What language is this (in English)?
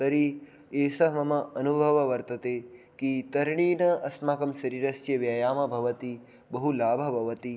Sanskrit